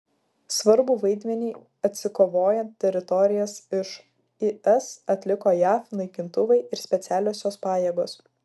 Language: Lithuanian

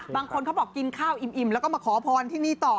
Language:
Thai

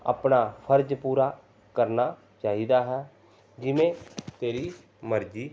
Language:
Punjabi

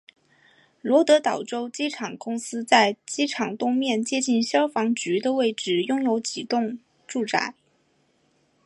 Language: Chinese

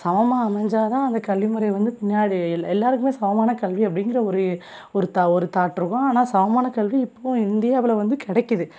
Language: Tamil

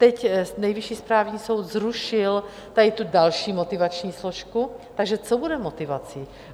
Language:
Czech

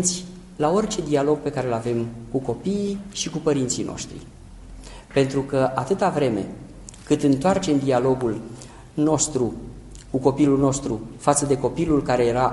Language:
Romanian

